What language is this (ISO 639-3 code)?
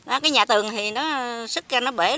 vie